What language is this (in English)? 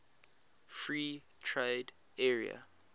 English